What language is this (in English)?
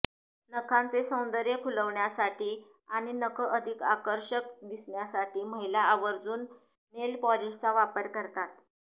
Marathi